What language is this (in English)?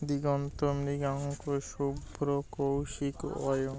Bangla